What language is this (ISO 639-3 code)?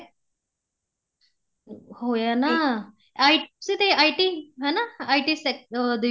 pan